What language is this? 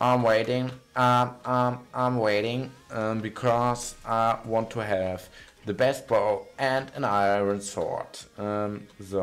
German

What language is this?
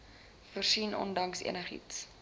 Afrikaans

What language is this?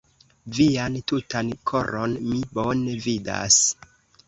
Esperanto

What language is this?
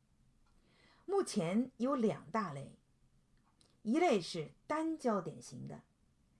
Chinese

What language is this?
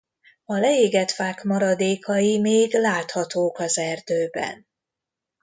Hungarian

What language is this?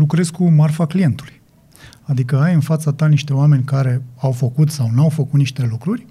Romanian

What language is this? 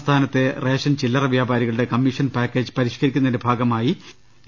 Malayalam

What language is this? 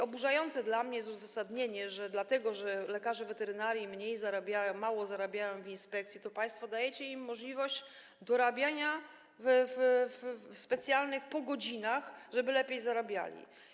Polish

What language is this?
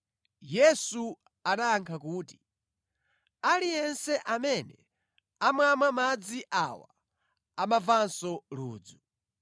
Nyanja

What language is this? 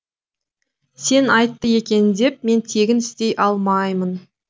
Kazakh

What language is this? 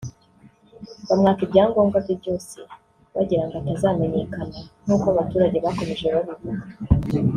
Kinyarwanda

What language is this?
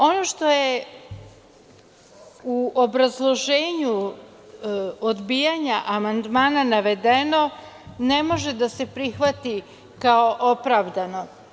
Serbian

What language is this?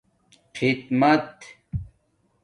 Domaaki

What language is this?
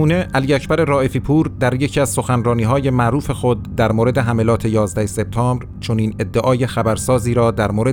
Persian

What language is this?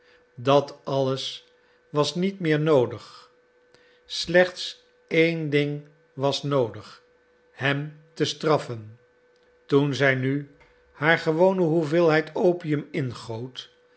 Dutch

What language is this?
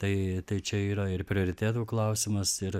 Lithuanian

